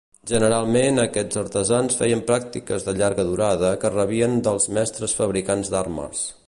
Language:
Catalan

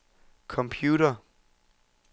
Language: Danish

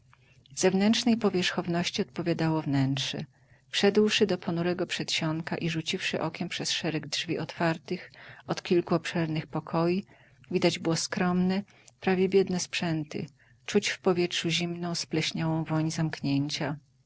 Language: Polish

